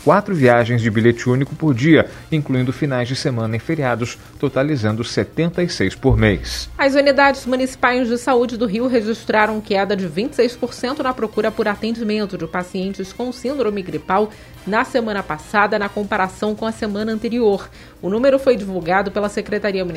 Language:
Portuguese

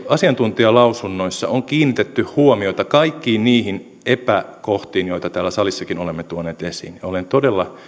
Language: Finnish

